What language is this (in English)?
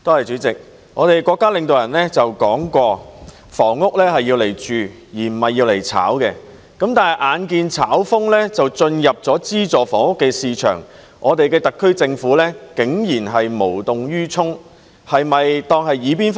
Cantonese